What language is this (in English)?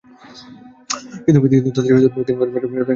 Bangla